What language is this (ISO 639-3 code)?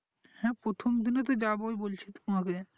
ben